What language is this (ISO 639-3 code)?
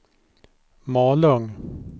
swe